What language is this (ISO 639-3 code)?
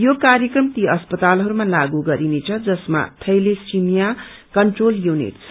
nep